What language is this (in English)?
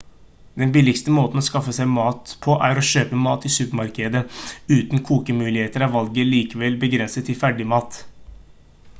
Norwegian Bokmål